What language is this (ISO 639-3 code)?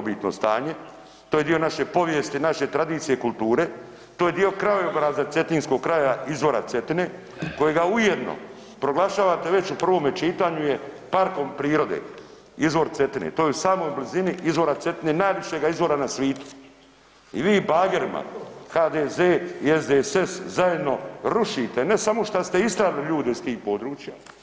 hrv